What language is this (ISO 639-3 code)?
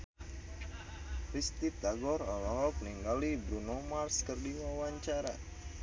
sun